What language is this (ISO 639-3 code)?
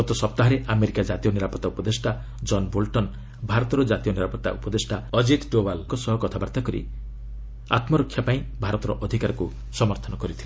ori